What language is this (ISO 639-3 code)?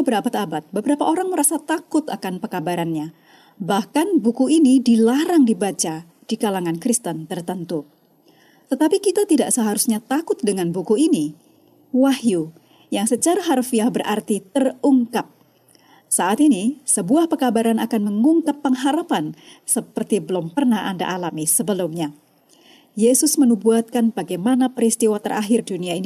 ind